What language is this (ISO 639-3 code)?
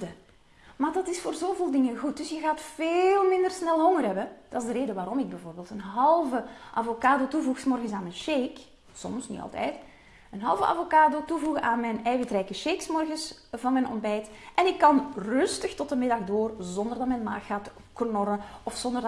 nld